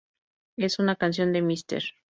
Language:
Spanish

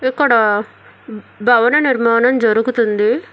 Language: Telugu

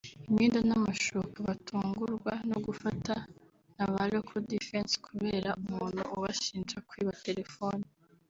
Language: Kinyarwanda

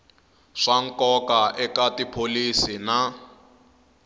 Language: Tsonga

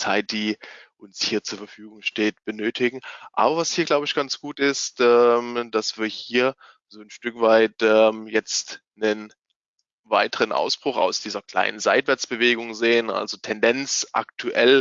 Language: German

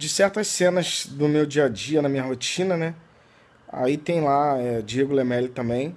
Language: Portuguese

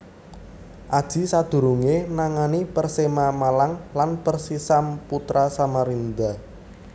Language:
Javanese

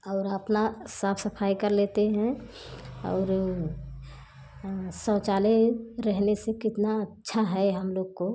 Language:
Hindi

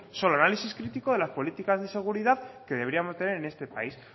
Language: Spanish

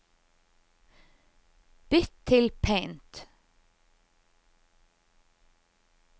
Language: Norwegian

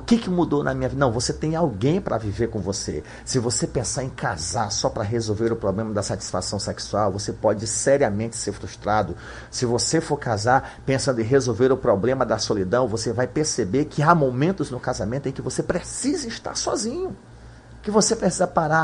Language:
Portuguese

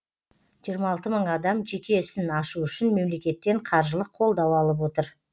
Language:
Kazakh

